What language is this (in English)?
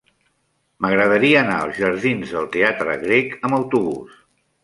Catalan